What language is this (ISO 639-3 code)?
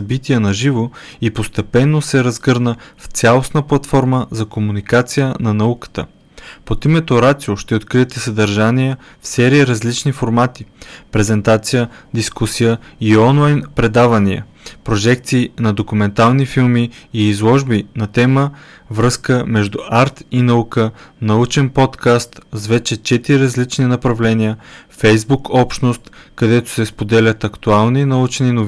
bul